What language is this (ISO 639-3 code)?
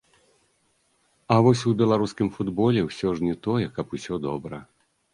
bel